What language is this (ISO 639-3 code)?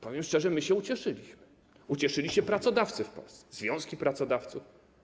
pol